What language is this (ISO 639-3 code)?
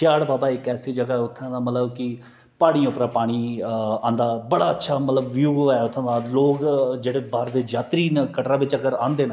doi